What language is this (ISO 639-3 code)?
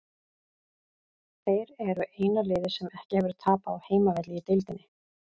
isl